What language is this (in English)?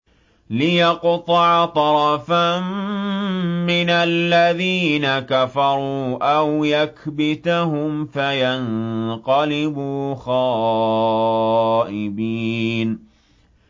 Arabic